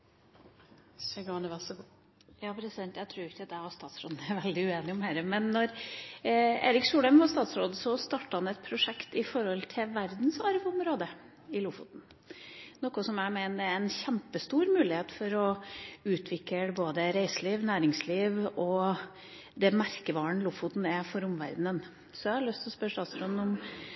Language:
Norwegian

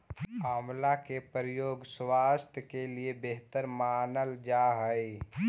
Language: Magahi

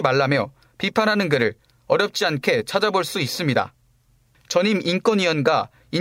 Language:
Korean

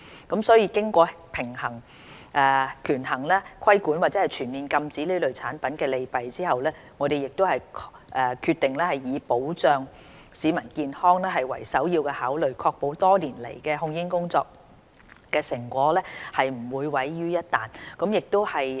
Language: Cantonese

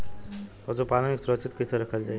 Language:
Bhojpuri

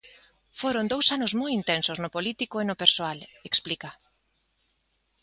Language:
Galician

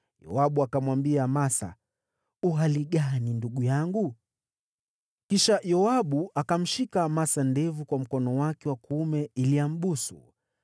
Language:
Swahili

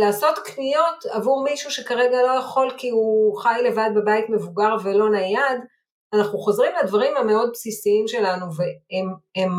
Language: Hebrew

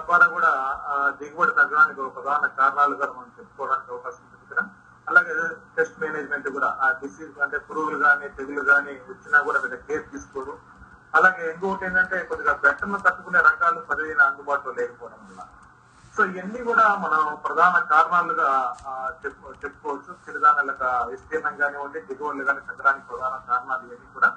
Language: Telugu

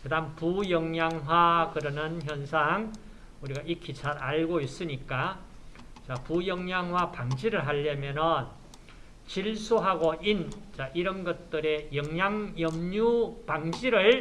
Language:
Korean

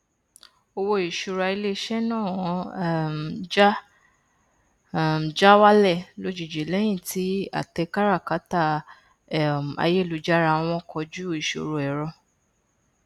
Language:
Yoruba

